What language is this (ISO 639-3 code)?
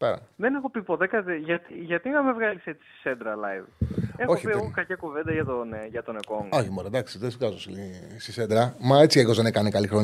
ell